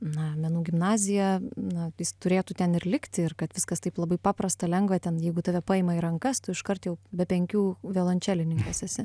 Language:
Lithuanian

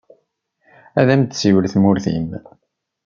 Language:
Kabyle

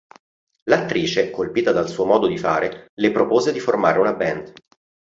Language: Italian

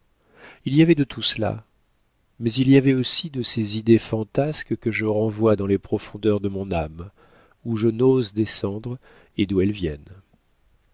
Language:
French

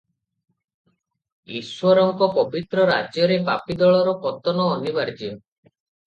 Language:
Odia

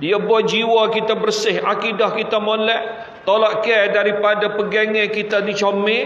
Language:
Malay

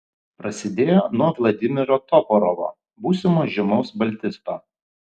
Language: Lithuanian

